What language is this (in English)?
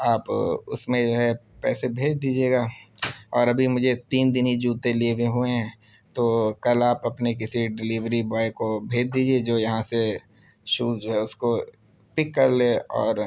Urdu